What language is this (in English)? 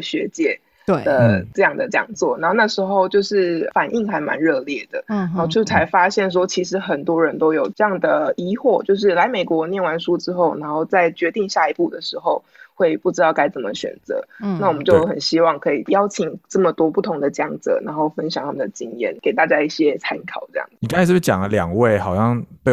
Chinese